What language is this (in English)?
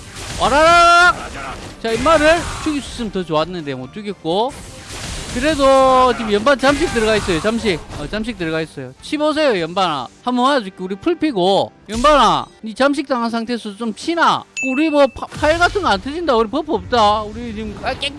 Korean